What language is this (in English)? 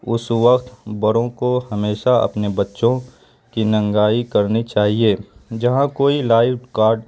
Urdu